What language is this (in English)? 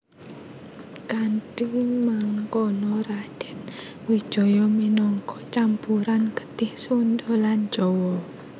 Javanese